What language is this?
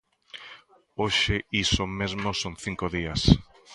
Galician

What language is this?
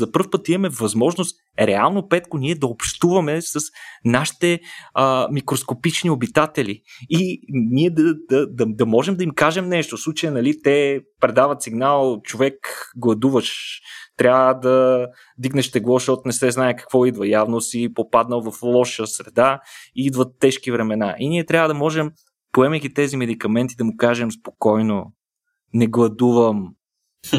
Bulgarian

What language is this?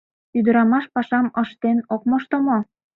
Mari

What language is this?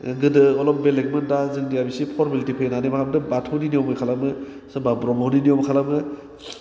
Bodo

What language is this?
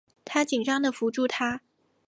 Chinese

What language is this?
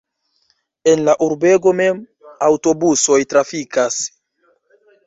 Esperanto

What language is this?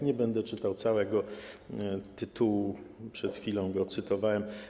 Polish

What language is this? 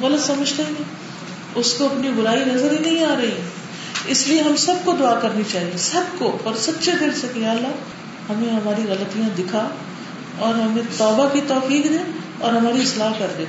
Urdu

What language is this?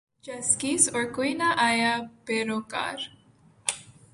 Urdu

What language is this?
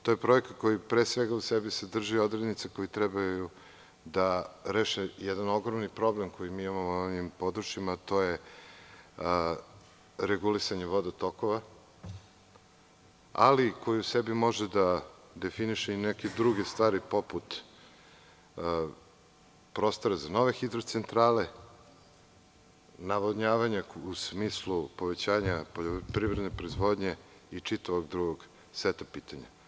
Serbian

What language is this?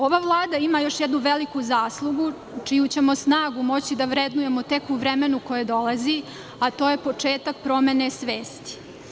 Serbian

